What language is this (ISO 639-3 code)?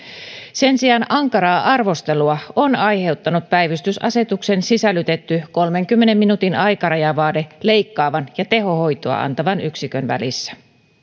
fin